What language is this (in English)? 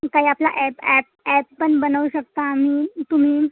Marathi